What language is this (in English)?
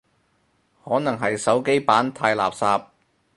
Cantonese